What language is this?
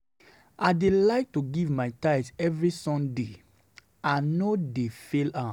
Nigerian Pidgin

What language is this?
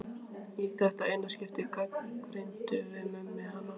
Icelandic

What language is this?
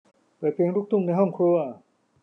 Thai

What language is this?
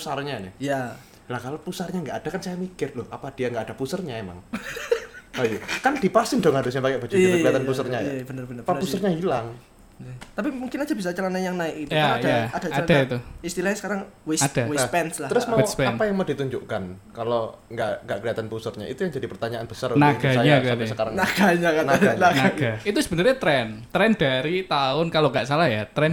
Indonesian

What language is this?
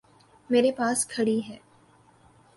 Urdu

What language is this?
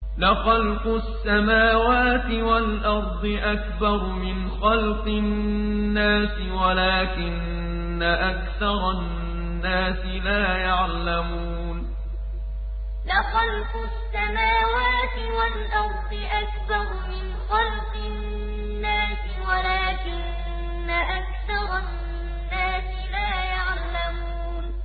Arabic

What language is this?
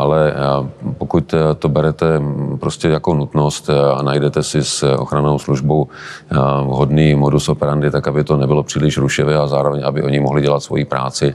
Czech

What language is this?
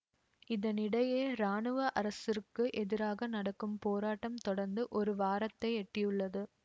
Tamil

